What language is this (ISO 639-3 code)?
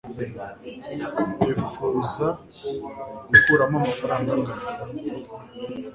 kin